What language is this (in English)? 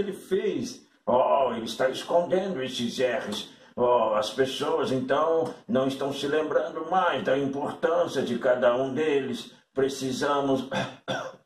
Portuguese